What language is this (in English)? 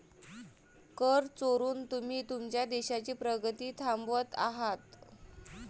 Marathi